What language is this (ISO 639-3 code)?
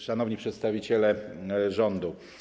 pol